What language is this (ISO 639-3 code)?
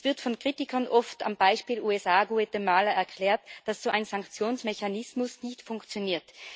deu